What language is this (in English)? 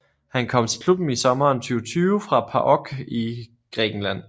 Danish